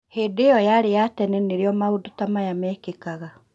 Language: Kikuyu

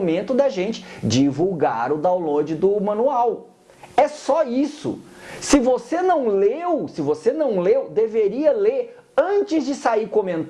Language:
Portuguese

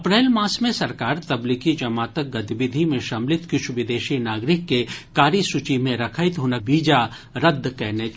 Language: Maithili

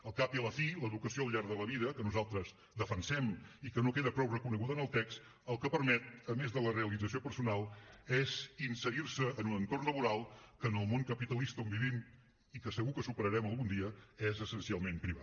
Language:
Catalan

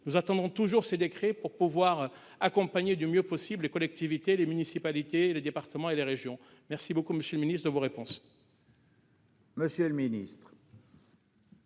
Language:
French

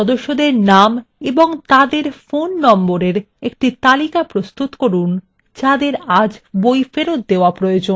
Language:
Bangla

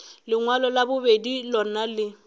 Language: Northern Sotho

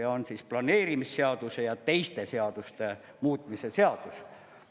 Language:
Estonian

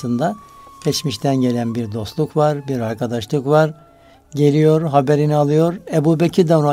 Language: Turkish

